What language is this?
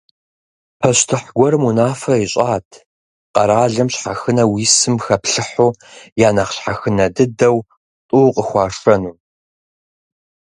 Kabardian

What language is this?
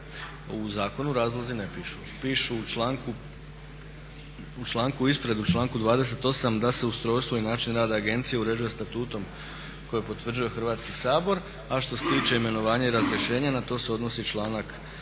Croatian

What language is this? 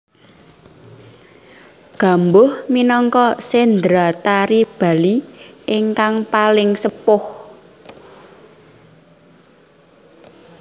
Javanese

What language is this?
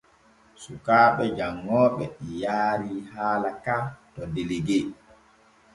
Borgu Fulfulde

